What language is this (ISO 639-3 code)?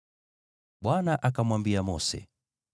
swa